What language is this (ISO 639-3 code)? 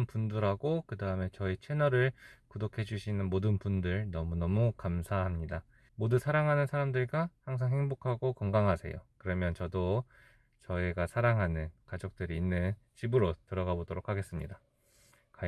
kor